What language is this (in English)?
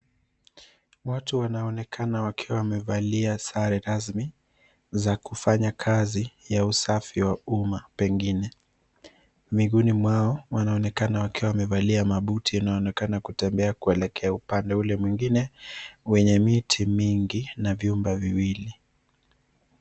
Swahili